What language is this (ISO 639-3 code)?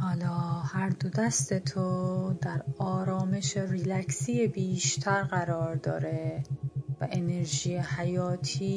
fas